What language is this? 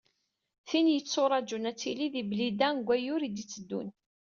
Kabyle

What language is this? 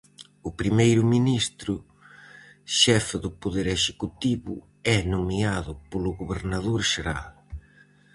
Galician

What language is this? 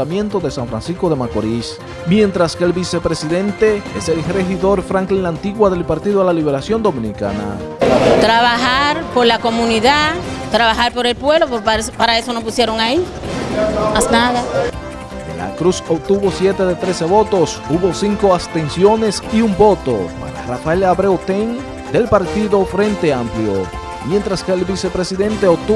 Spanish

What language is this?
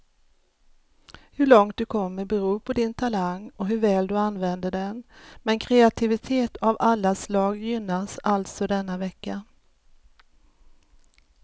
Swedish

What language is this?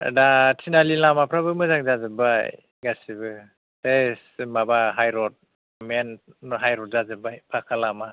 Bodo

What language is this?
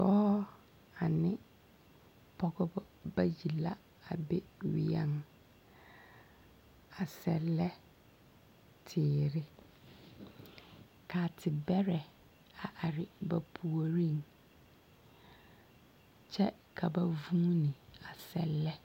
Southern Dagaare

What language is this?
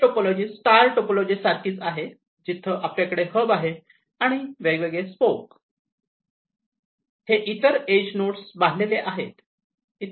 Marathi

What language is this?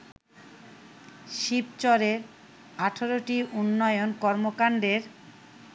Bangla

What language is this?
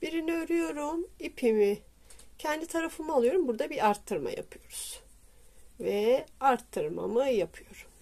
Turkish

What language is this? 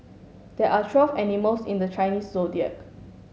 English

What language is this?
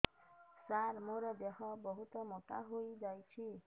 Odia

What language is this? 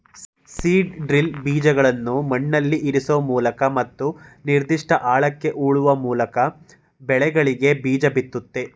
Kannada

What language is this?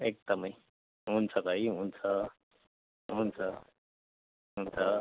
Nepali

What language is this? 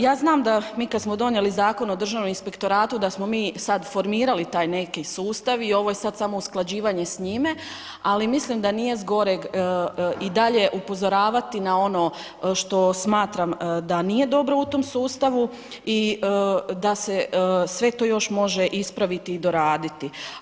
Croatian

